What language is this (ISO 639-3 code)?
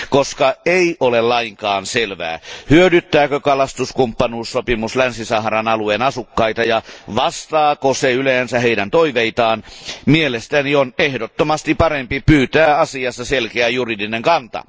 fin